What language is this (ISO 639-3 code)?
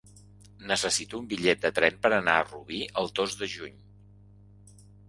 cat